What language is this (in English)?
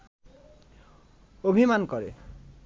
Bangla